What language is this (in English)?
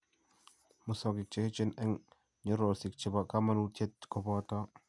Kalenjin